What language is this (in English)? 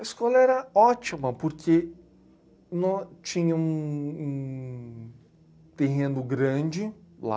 Portuguese